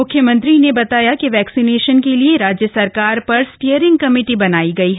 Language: Hindi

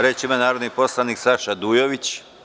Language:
Serbian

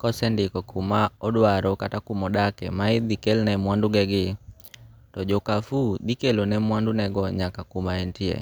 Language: Luo (Kenya and Tanzania)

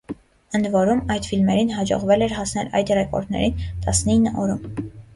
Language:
Armenian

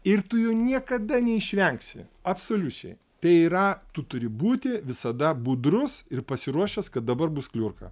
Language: Lithuanian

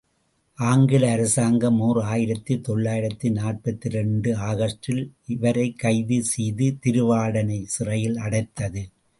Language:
Tamil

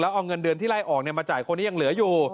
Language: Thai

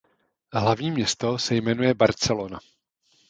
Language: Czech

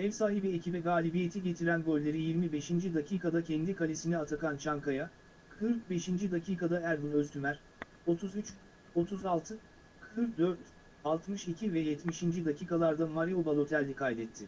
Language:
Turkish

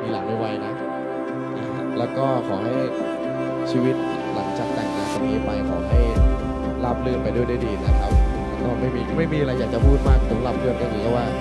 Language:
Thai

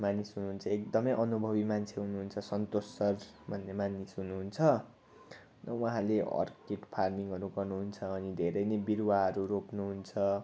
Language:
Nepali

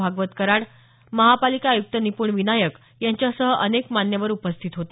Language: Marathi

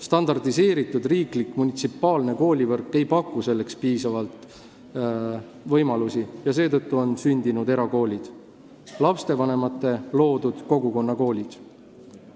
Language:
Estonian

